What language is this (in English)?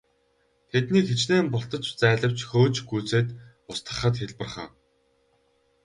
Mongolian